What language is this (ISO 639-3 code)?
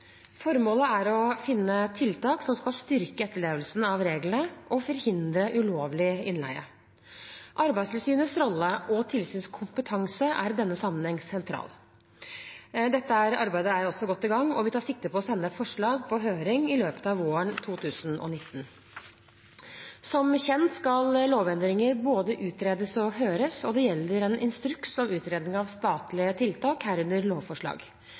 nob